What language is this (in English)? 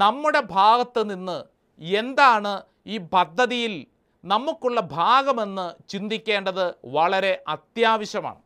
Malayalam